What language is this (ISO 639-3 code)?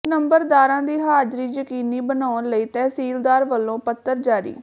pan